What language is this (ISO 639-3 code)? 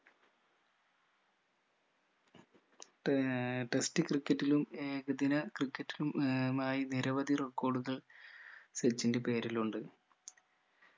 mal